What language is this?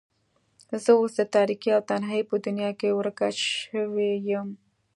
Pashto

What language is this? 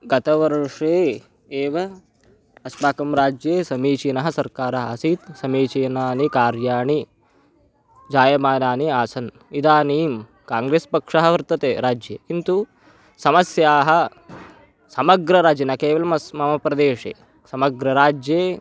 Sanskrit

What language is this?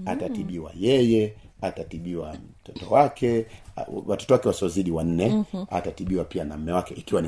Swahili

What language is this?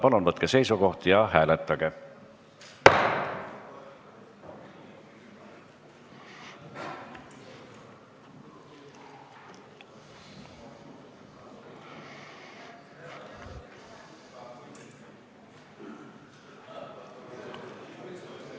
Estonian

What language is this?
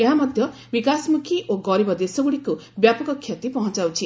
Odia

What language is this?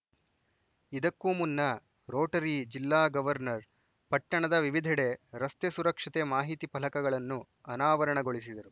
Kannada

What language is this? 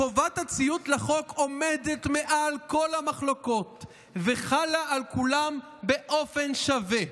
Hebrew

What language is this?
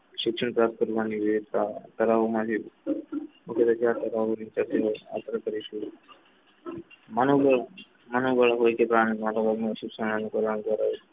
Gujarati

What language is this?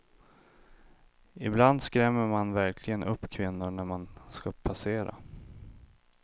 Swedish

